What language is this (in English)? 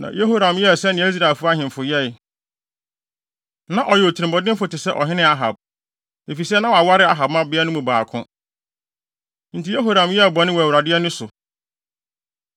Akan